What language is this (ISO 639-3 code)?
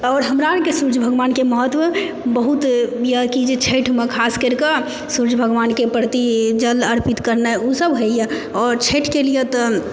mai